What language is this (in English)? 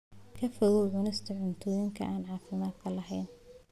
Somali